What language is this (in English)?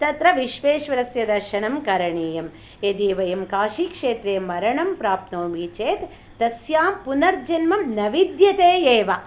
Sanskrit